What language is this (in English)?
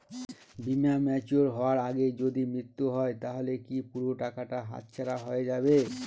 Bangla